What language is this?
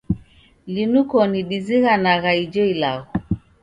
Taita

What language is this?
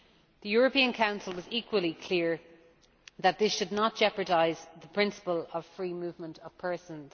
English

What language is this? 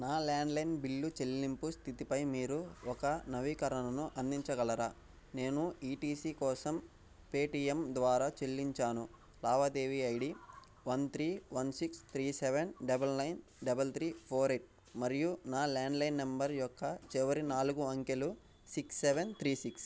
Telugu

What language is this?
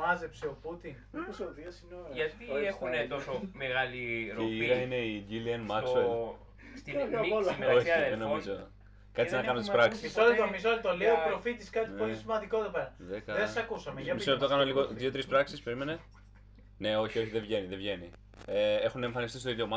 Greek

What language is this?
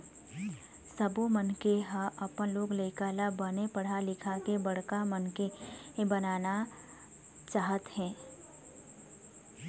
Chhattisgarhi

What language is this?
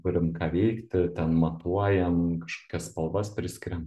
Lithuanian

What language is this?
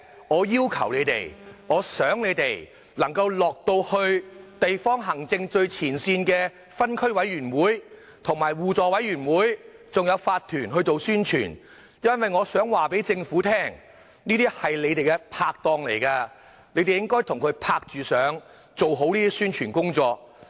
Cantonese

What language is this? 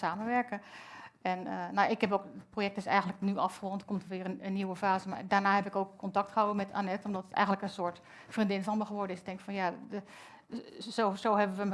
Dutch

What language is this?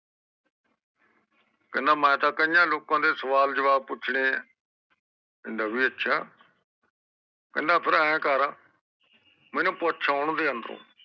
Punjabi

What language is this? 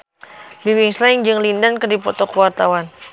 Sundanese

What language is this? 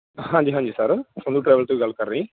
Punjabi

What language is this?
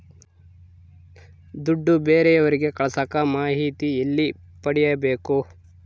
Kannada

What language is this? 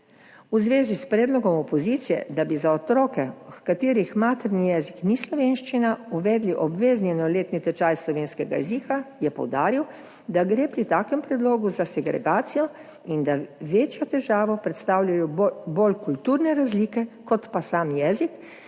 Slovenian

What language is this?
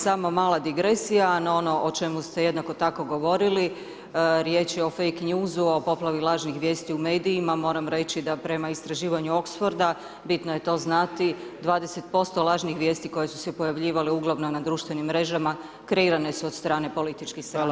Croatian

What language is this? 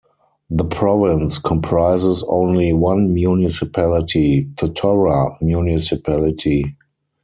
English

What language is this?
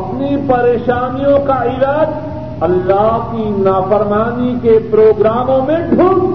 Urdu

